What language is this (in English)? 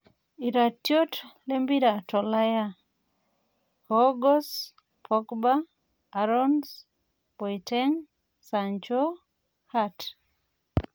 Masai